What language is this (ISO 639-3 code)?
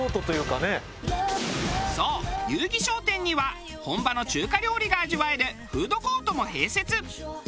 jpn